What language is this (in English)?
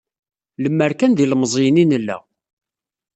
Kabyle